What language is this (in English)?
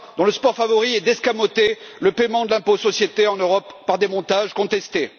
French